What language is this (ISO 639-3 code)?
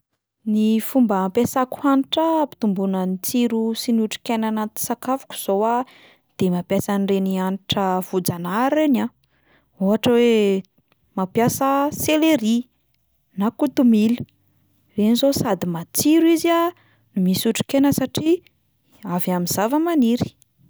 mlg